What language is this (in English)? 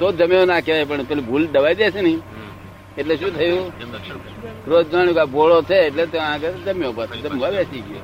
Gujarati